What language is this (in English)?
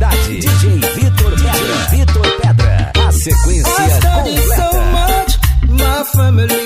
Portuguese